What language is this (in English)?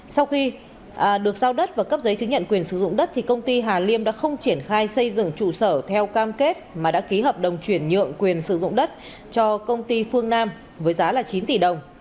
Vietnamese